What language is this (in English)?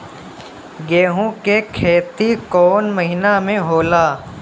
Bhojpuri